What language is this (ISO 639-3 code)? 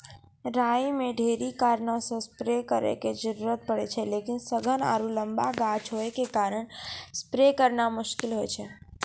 mai